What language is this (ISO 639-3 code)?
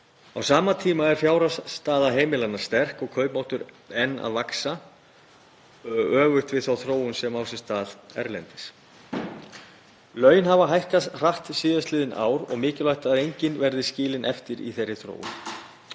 isl